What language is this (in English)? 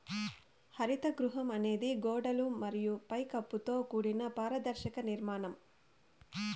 Telugu